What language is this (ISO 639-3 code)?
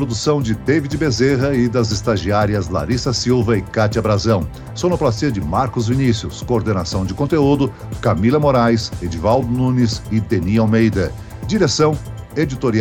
por